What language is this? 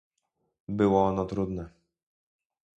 Polish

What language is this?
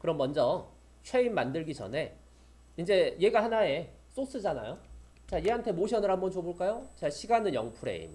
Korean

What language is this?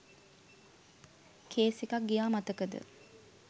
Sinhala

